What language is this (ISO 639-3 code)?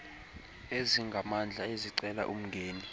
xho